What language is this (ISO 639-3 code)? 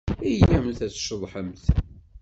kab